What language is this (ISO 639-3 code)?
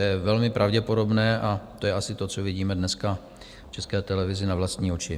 ces